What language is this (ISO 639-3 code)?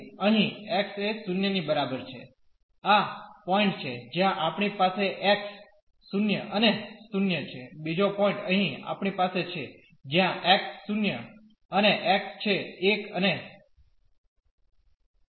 guj